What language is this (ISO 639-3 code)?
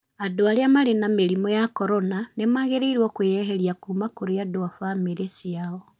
kik